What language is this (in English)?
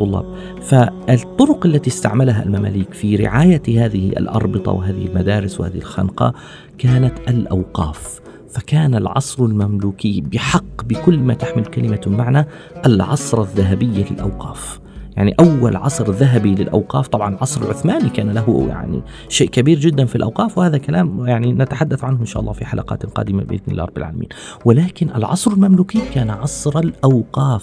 Arabic